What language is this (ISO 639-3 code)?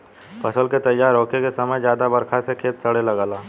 bho